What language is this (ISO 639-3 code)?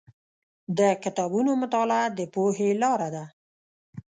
pus